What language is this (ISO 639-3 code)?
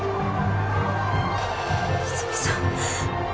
jpn